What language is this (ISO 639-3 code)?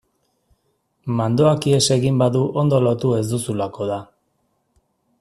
eus